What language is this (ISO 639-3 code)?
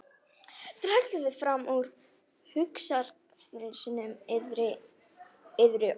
isl